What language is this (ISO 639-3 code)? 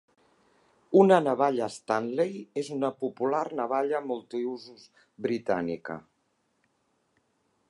cat